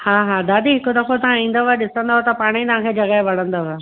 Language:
Sindhi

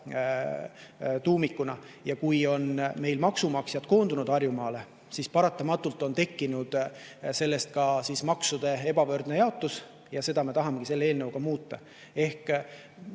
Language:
Estonian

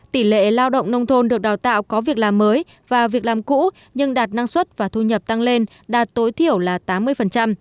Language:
Vietnamese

